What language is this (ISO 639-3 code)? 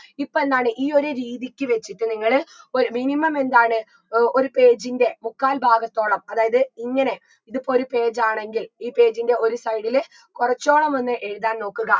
mal